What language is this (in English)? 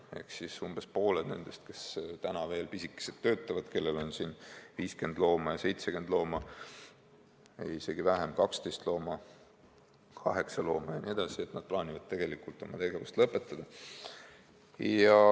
Estonian